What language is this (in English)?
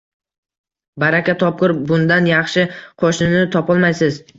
Uzbek